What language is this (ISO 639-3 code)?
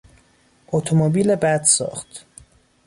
fas